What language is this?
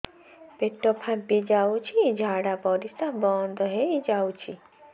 Odia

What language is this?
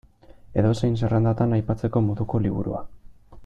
Basque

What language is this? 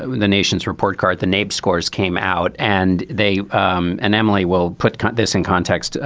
English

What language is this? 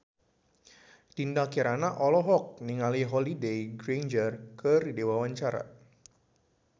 Sundanese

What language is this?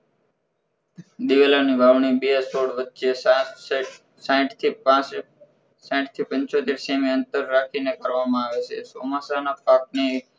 Gujarati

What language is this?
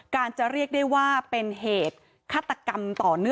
Thai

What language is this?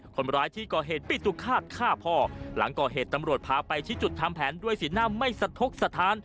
Thai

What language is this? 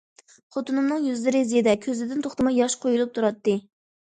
Uyghur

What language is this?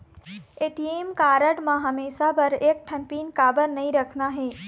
Chhattisgarhi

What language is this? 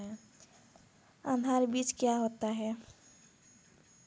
Hindi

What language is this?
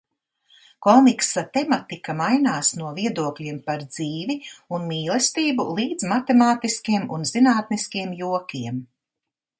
Latvian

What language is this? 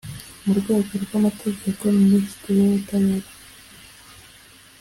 Kinyarwanda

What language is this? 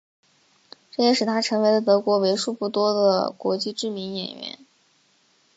Chinese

